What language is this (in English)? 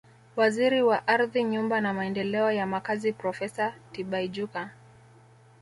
Swahili